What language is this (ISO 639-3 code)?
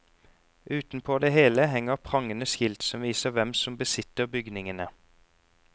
nor